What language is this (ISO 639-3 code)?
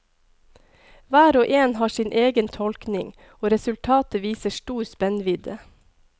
nor